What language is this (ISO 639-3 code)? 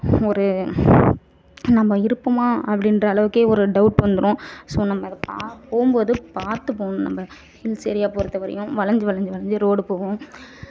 tam